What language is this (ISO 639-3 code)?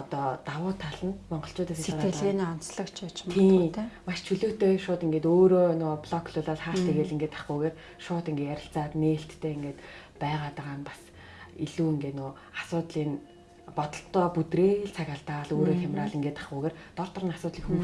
deu